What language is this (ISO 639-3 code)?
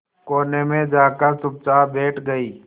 hin